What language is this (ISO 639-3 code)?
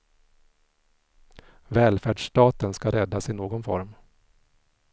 swe